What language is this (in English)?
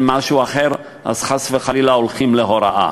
Hebrew